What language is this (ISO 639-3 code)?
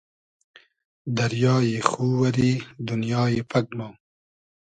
haz